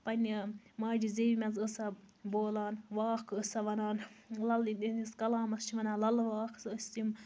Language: Kashmiri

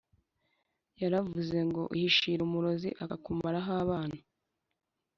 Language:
Kinyarwanda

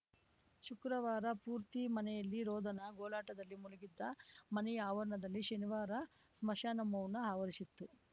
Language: Kannada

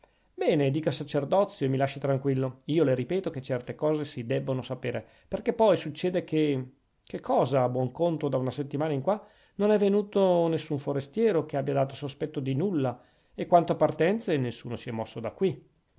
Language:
Italian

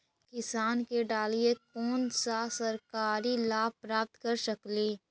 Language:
Magahi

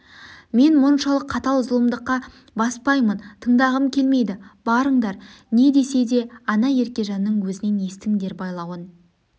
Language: Kazakh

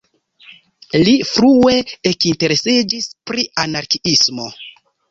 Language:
Esperanto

